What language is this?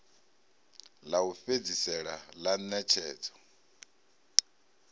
Venda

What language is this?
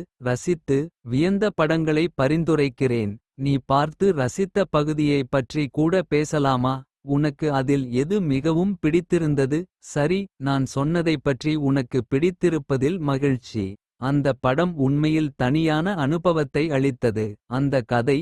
Kota (India)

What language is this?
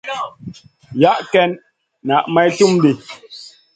Masana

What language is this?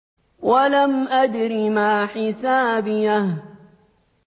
Arabic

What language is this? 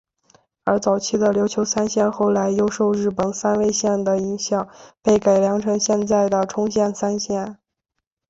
Chinese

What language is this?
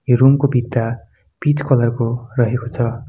Nepali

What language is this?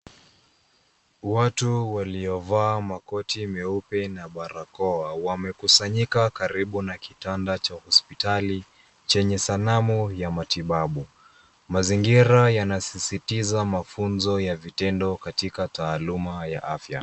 Swahili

